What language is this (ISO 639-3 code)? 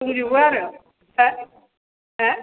brx